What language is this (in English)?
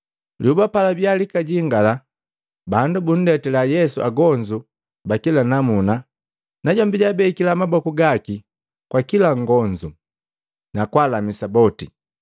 Matengo